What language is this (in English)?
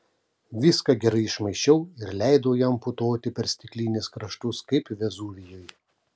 Lithuanian